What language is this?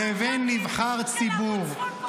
Hebrew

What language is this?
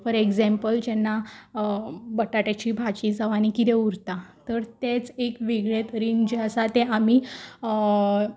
Konkani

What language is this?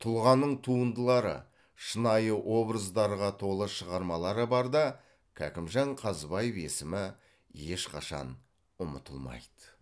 Kazakh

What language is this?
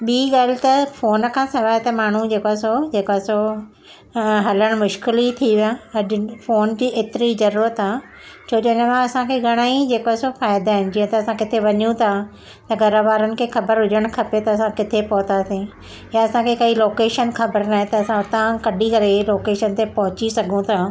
Sindhi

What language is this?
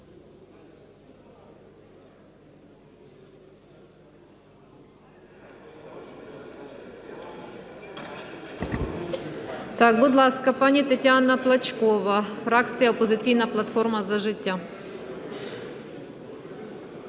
Ukrainian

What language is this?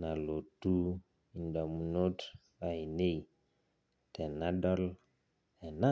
Masai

